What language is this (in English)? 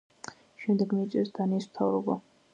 Georgian